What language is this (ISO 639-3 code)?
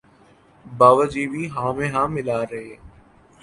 urd